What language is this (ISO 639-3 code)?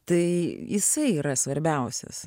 lit